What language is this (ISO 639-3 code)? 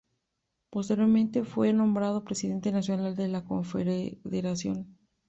spa